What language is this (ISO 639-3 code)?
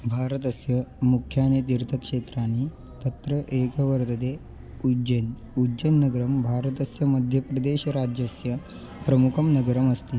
san